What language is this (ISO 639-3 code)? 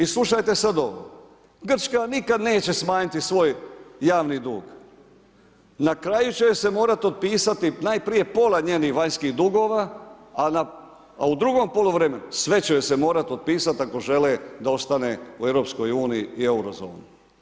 hrv